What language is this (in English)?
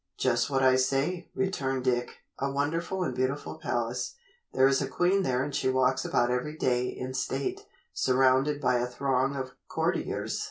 English